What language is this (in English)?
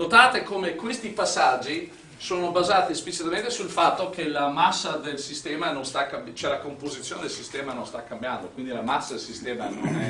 Italian